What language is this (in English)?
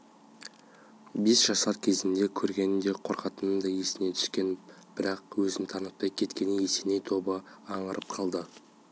Kazakh